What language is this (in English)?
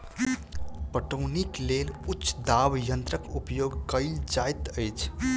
Maithili